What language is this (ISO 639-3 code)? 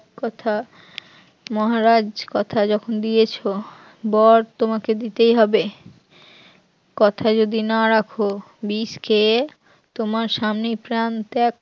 ben